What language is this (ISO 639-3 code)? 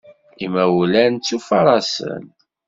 kab